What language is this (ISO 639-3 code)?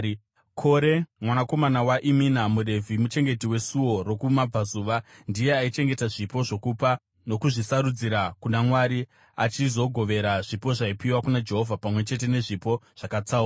sna